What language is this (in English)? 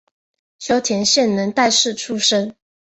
Chinese